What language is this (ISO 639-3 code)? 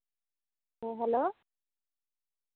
sat